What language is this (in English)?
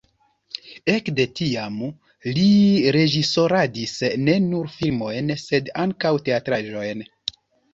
Esperanto